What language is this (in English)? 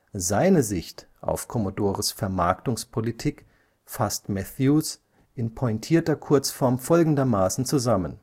German